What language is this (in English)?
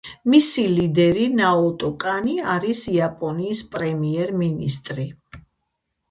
Georgian